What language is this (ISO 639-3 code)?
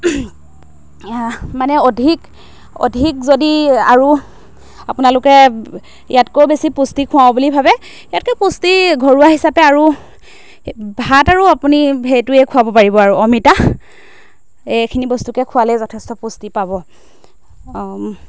asm